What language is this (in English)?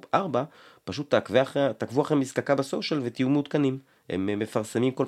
Hebrew